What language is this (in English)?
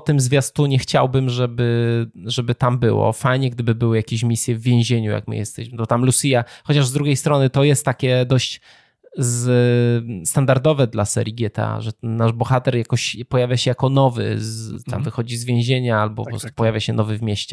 Polish